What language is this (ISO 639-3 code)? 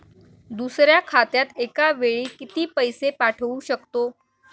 mar